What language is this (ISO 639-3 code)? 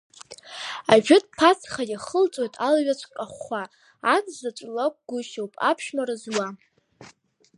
abk